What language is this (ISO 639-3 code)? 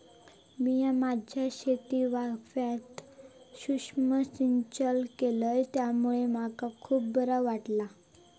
mar